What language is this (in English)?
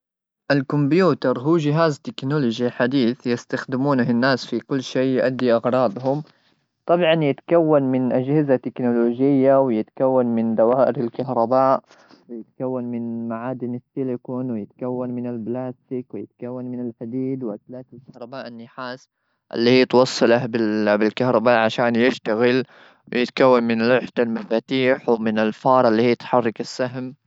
Gulf Arabic